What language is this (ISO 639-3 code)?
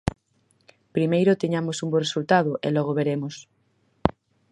glg